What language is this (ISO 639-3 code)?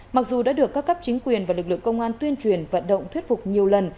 vie